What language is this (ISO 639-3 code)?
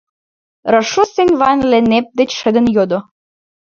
chm